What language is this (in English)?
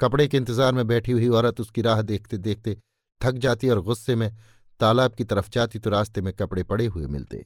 Hindi